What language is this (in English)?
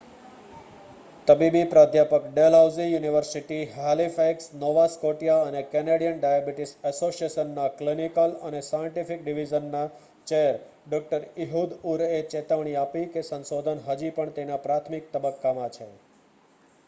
Gujarati